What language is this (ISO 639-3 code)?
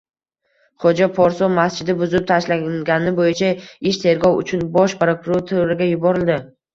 uzb